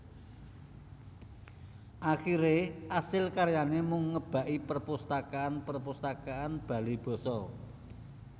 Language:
Javanese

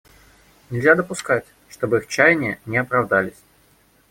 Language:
Russian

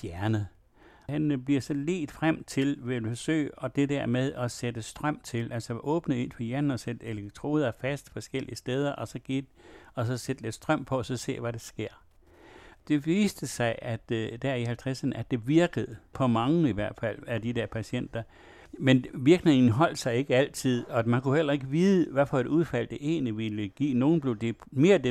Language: Danish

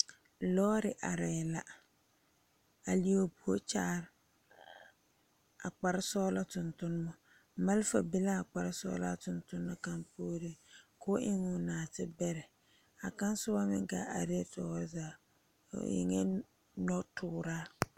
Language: Southern Dagaare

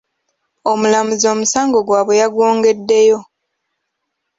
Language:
Ganda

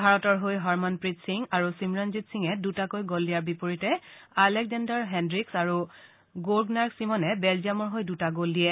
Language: Assamese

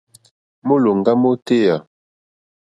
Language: Mokpwe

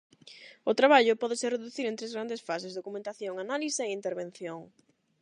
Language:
Galician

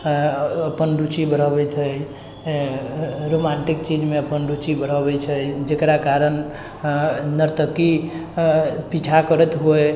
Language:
Maithili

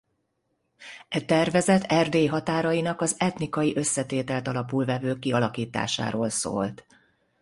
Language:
Hungarian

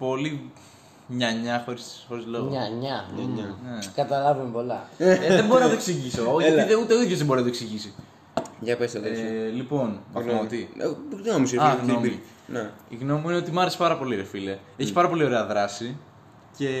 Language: Greek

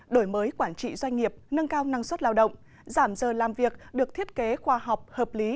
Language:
Vietnamese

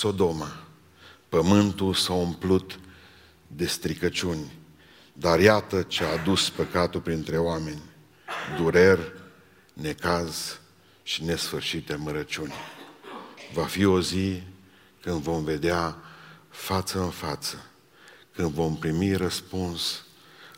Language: Romanian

